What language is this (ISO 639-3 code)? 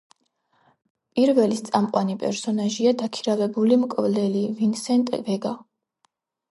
kat